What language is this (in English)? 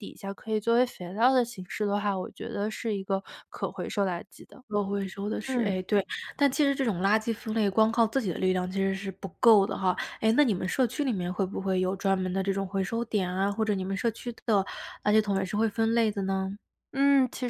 Chinese